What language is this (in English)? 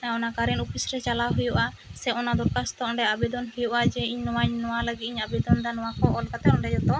Santali